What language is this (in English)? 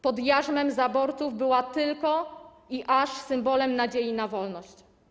Polish